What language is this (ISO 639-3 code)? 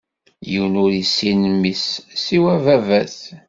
kab